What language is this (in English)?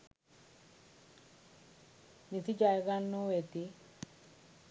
Sinhala